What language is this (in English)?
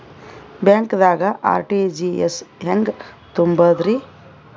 Kannada